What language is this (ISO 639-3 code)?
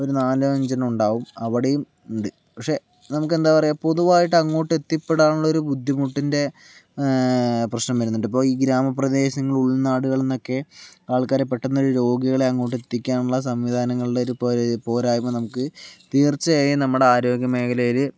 mal